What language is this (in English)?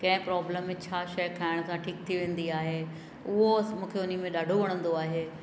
Sindhi